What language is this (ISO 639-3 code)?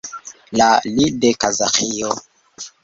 epo